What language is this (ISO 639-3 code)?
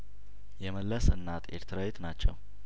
amh